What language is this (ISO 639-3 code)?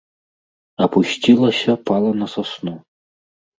bel